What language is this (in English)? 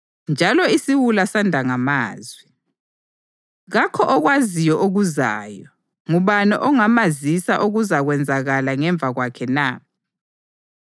North Ndebele